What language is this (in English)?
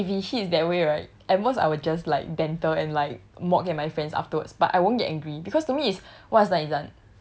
English